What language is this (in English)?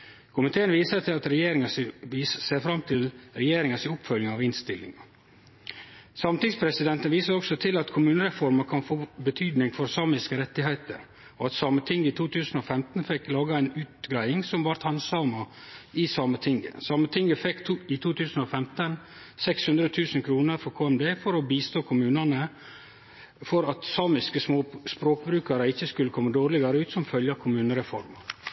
Norwegian Nynorsk